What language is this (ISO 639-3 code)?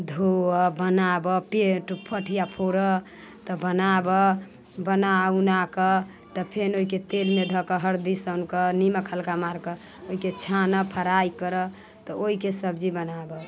mai